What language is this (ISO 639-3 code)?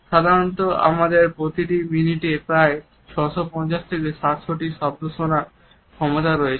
ben